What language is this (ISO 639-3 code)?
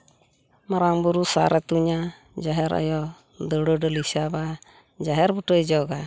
sat